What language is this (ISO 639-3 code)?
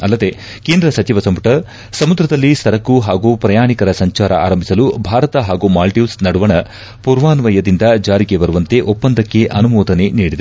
kan